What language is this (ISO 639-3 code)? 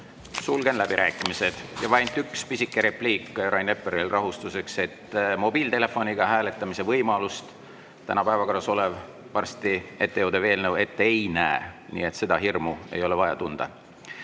est